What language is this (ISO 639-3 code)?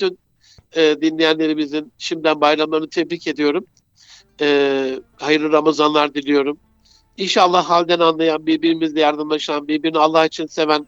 tur